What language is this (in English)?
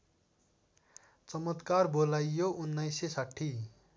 Nepali